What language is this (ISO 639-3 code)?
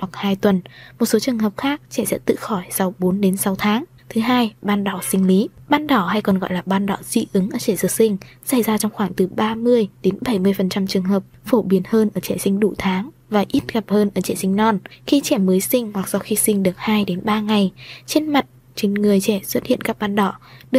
vie